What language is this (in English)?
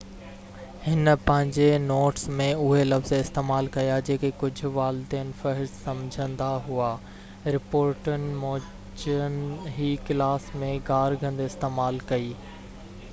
Sindhi